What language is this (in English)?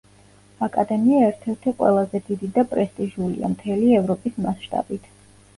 Georgian